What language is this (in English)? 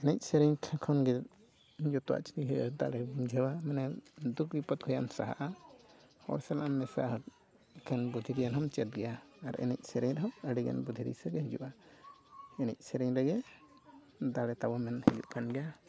Santali